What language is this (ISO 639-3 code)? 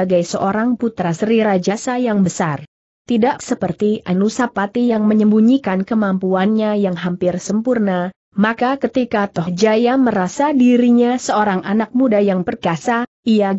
ind